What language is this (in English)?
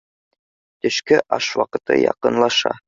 Bashkir